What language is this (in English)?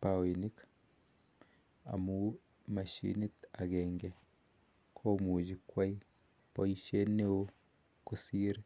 Kalenjin